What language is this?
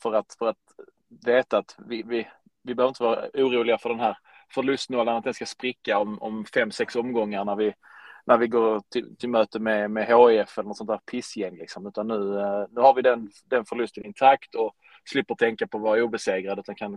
Swedish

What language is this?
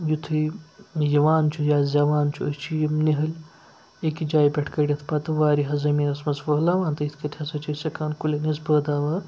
Kashmiri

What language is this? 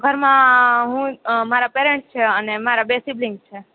Gujarati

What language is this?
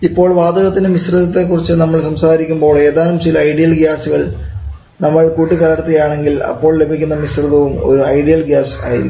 Malayalam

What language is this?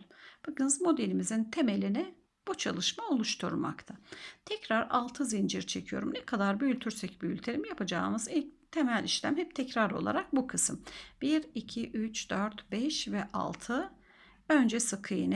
Turkish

